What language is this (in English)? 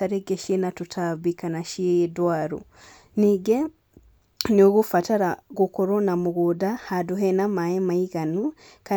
Kikuyu